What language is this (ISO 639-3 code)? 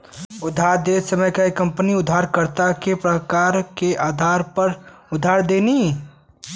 bho